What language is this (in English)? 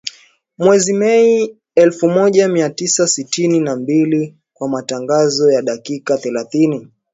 Swahili